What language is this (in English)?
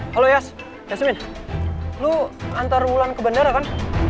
Indonesian